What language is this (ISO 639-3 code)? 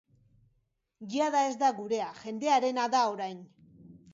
eus